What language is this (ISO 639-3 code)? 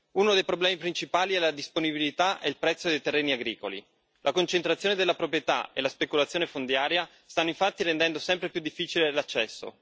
ita